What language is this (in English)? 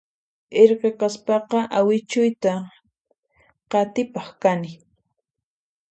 Puno Quechua